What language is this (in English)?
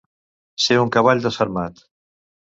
Catalan